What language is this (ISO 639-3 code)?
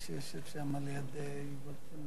heb